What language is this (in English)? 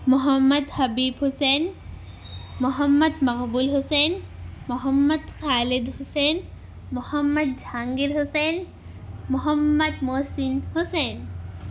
Urdu